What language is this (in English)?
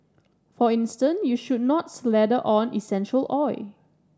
English